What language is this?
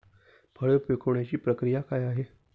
Marathi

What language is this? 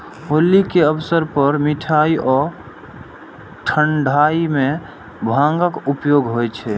Maithili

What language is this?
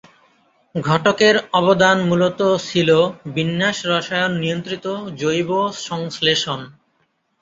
Bangla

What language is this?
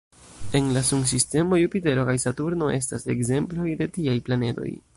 Esperanto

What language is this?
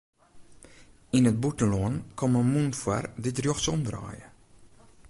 Western Frisian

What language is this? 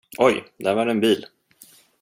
Swedish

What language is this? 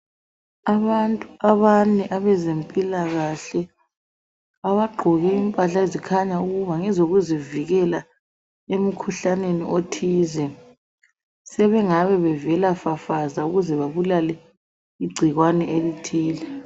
North Ndebele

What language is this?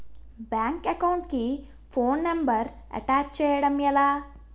Telugu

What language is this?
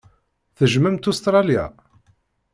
Kabyle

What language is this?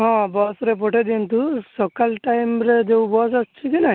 Odia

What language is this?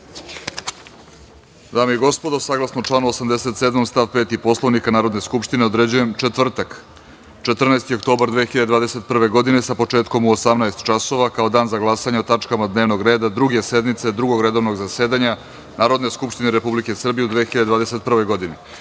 Serbian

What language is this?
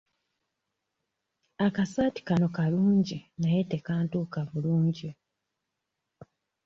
Ganda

